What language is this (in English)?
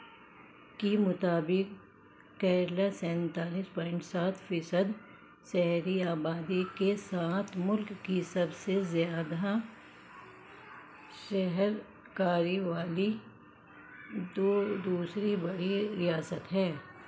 Urdu